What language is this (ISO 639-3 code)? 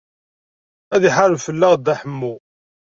kab